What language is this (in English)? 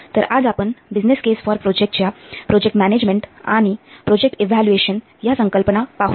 Marathi